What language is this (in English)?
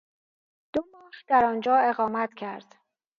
Persian